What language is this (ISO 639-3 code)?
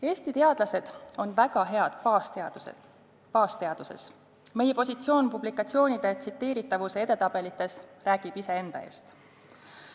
est